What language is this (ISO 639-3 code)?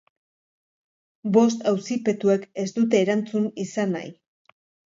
eus